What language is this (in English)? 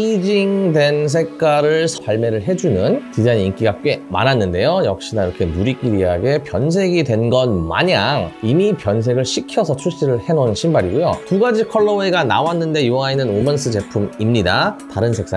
Korean